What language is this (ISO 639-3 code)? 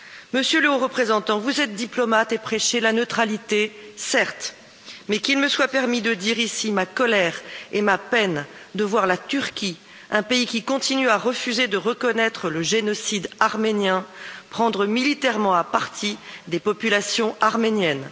fra